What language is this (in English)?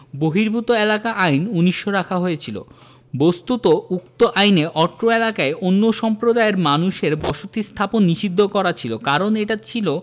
Bangla